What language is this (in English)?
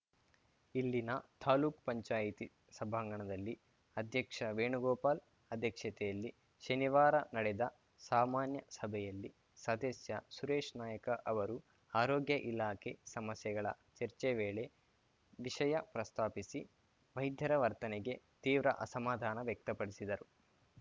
Kannada